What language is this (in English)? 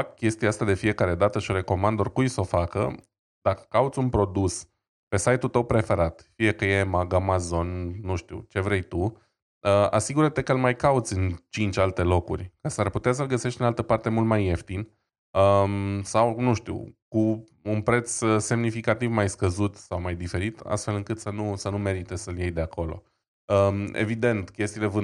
Romanian